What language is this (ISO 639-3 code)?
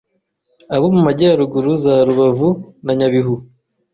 kin